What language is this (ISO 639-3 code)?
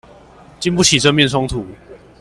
zho